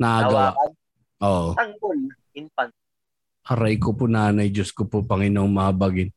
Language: Filipino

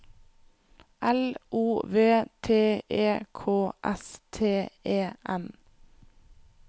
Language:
Norwegian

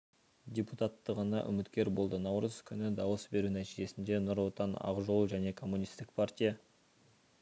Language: Kazakh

